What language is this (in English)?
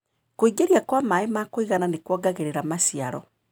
Kikuyu